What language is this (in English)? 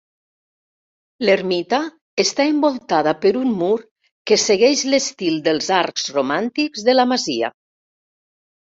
Catalan